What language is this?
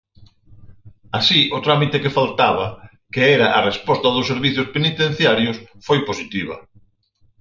Galician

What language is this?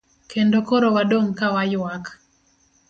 Luo (Kenya and Tanzania)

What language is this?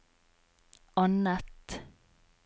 Norwegian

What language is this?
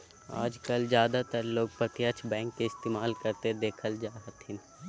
Magahi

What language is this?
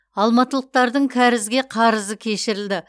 Kazakh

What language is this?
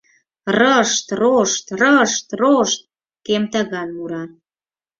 Mari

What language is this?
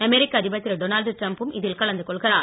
Tamil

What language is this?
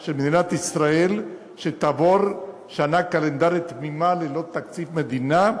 Hebrew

